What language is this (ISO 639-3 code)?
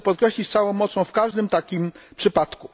pol